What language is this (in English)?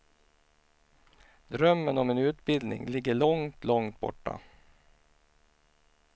Swedish